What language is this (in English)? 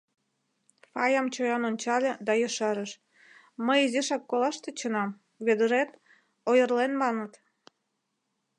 Mari